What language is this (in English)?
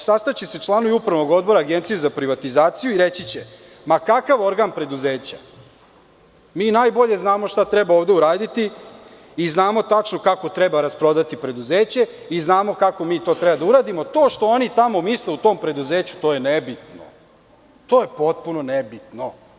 Serbian